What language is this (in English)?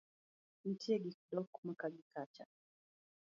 Luo (Kenya and Tanzania)